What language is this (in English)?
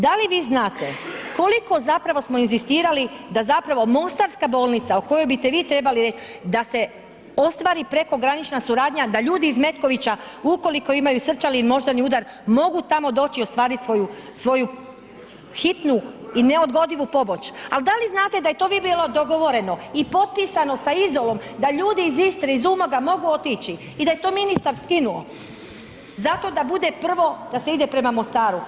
Croatian